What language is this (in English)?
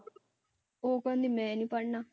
Punjabi